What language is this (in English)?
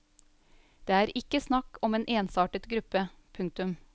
Norwegian